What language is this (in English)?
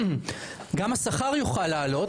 Hebrew